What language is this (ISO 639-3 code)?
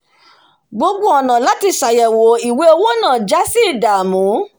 yor